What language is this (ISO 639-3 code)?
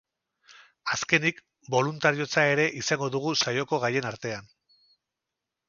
eus